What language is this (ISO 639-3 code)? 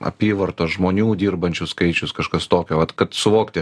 lit